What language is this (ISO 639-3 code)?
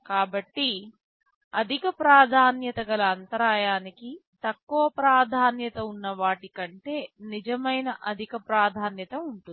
tel